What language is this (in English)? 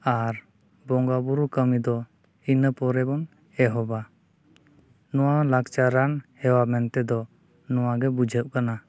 Santali